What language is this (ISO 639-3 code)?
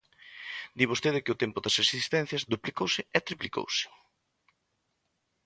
glg